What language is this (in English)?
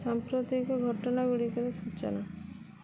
Odia